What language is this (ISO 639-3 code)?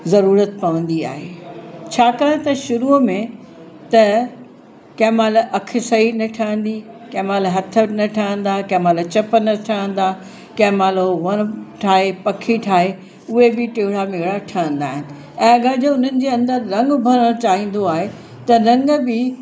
snd